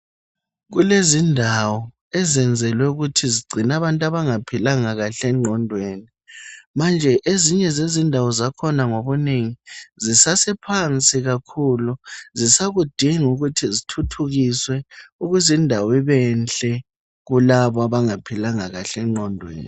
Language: North Ndebele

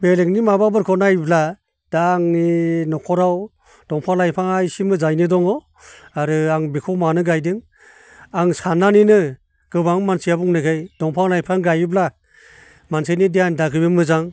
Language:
Bodo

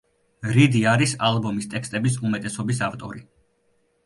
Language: Georgian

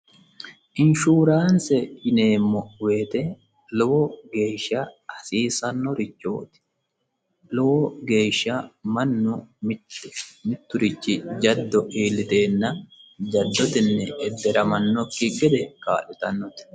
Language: Sidamo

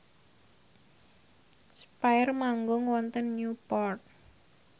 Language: Javanese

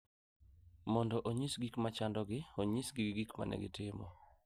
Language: Luo (Kenya and Tanzania)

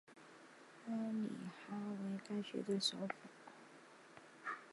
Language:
Chinese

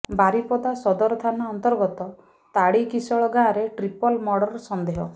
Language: Odia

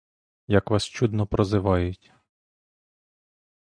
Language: Ukrainian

